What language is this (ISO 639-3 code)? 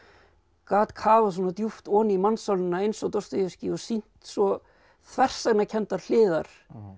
isl